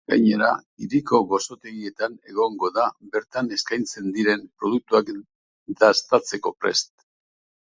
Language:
Basque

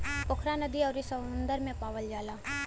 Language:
Bhojpuri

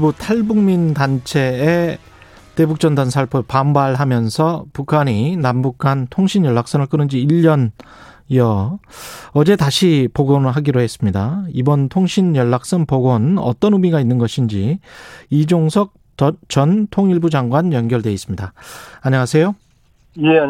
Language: Korean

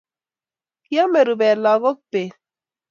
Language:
Kalenjin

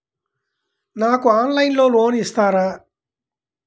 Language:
Telugu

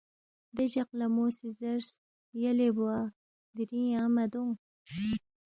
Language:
Balti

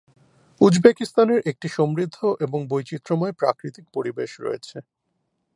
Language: Bangla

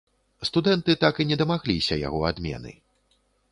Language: Belarusian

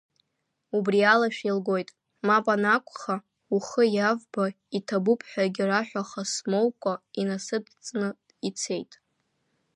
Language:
Abkhazian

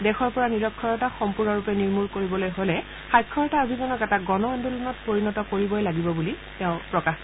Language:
Assamese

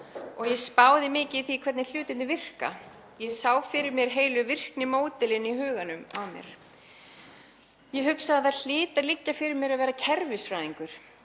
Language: Icelandic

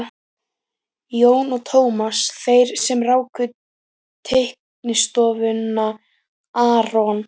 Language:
Icelandic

